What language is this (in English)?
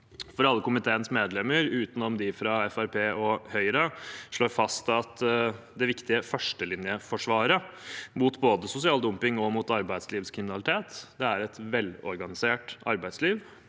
Norwegian